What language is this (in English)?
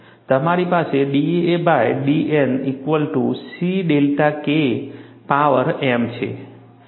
Gujarati